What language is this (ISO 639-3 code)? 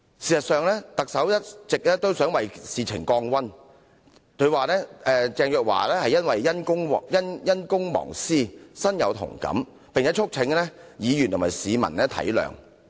yue